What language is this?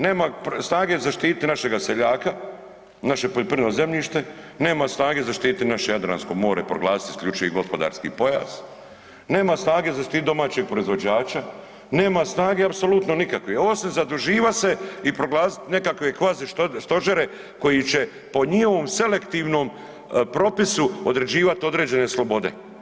Croatian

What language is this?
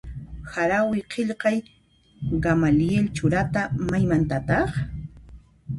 Puno Quechua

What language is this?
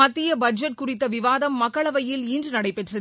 Tamil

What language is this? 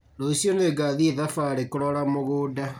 Kikuyu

